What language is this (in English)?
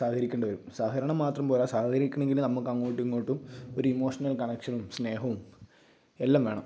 Malayalam